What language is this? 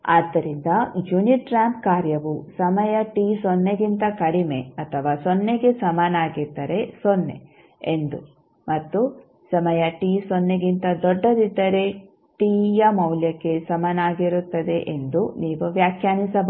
Kannada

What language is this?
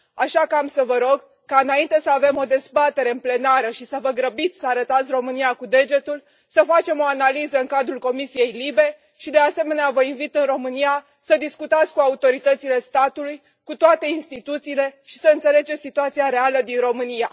Romanian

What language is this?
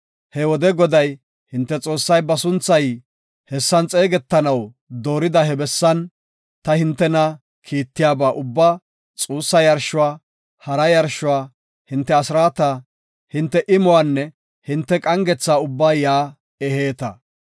Gofa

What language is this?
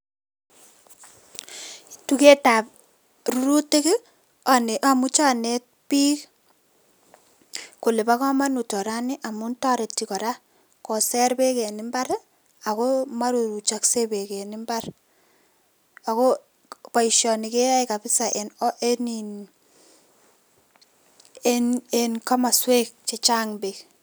Kalenjin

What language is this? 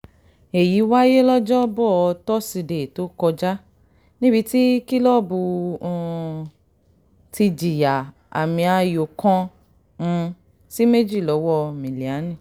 Yoruba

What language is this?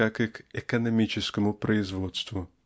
Russian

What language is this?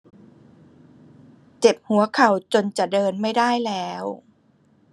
Thai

